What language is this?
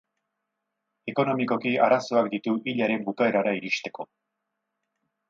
Basque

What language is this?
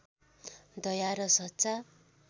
Nepali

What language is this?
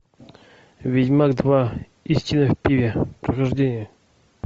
Russian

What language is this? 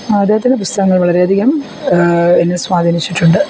Malayalam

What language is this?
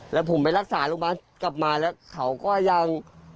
Thai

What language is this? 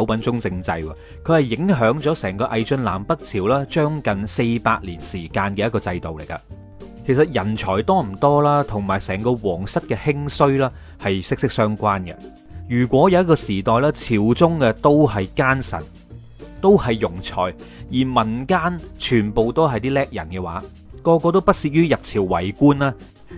Chinese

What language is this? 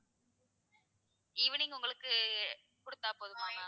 Tamil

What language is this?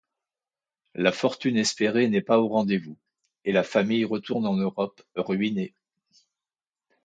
French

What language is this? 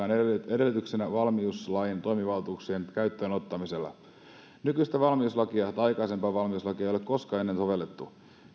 Finnish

